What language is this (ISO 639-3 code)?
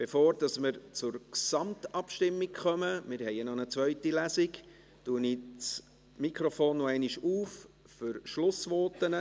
gsw